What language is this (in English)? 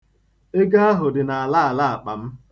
Igbo